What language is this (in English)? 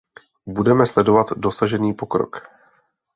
Czech